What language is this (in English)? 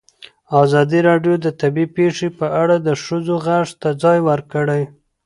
Pashto